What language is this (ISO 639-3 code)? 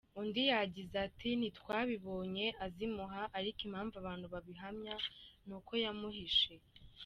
kin